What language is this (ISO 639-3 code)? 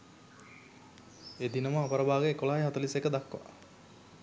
sin